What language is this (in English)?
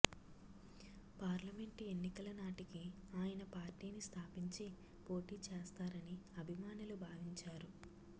Telugu